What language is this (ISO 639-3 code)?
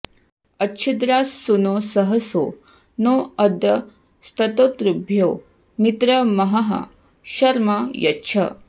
san